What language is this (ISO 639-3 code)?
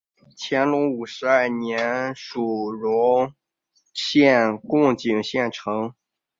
zho